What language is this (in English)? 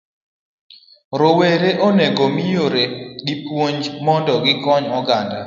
Luo (Kenya and Tanzania)